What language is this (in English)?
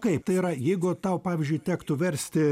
Lithuanian